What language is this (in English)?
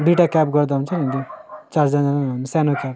Nepali